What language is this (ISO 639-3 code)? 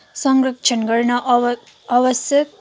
nep